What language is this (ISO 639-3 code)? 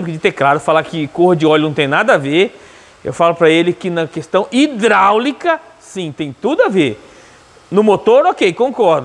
por